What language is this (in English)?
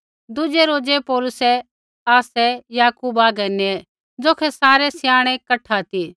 Kullu Pahari